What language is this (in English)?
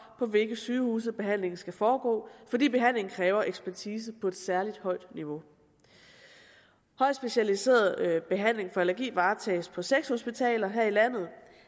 Danish